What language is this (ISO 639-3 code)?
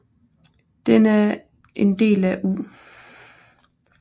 dan